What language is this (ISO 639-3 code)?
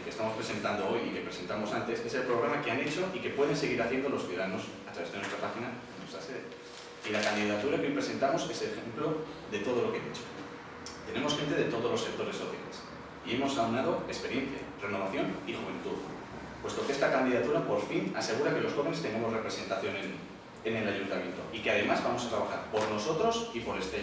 spa